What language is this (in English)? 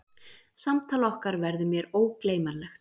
Icelandic